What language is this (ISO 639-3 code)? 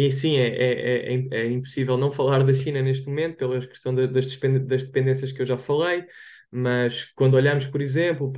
por